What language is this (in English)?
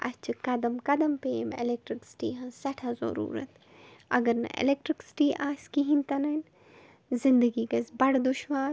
Kashmiri